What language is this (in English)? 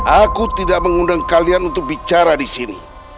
Indonesian